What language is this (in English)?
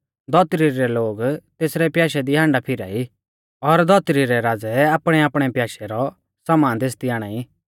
Mahasu Pahari